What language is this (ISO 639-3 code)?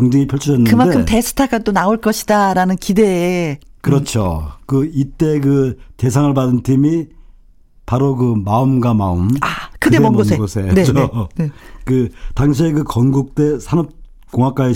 kor